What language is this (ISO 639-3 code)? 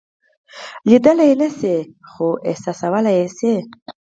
pus